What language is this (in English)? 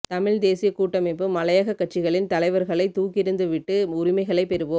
Tamil